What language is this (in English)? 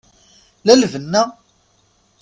Kabyle